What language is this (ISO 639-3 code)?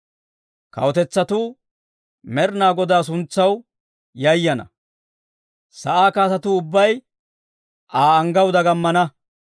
dwr